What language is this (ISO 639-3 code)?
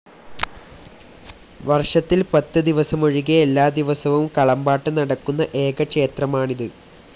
mal